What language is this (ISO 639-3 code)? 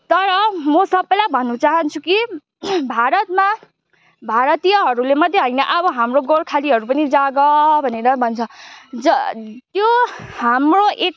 nep